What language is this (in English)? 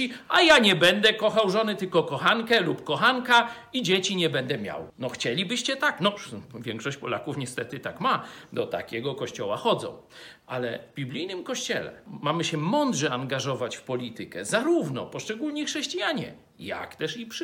Polish